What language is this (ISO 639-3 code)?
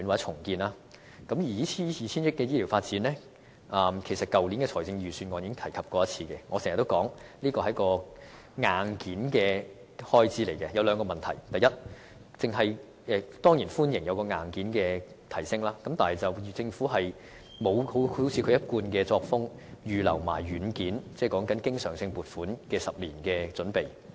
yue